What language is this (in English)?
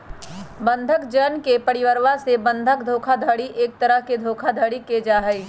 Magahi